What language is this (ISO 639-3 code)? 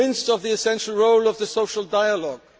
eng